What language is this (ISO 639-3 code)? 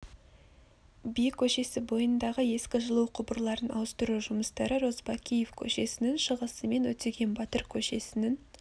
kaz